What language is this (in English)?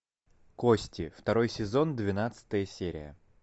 Russian